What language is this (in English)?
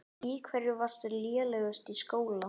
Icelandic